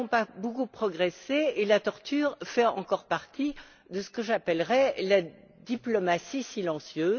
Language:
French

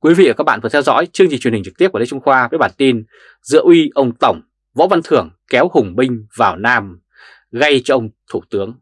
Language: Vietnamese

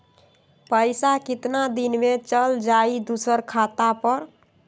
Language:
Magahi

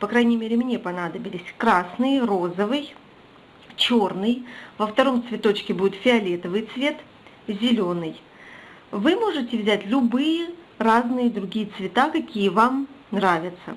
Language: Russian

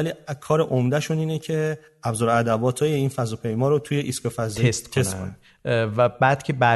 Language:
Persian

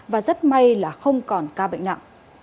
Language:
Vietnamese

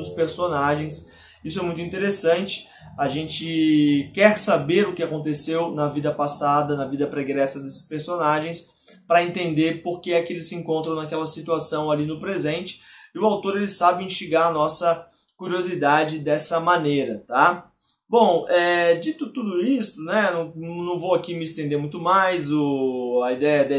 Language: Portuguese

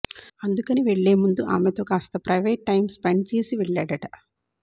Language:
Telugu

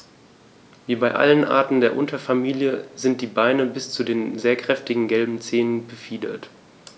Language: German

